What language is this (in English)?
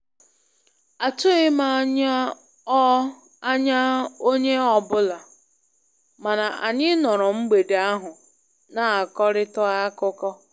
Igbo